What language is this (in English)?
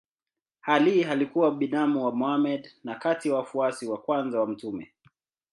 Swahili